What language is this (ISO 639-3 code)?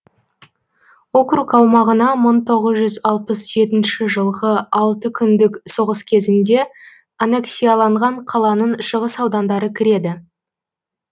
kaz